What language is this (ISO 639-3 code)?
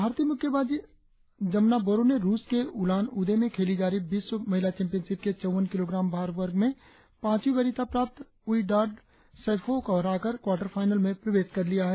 hin